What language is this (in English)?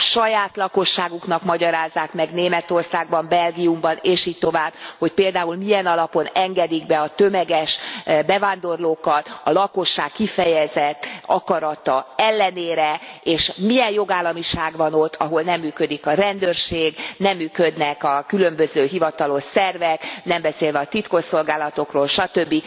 Hungarian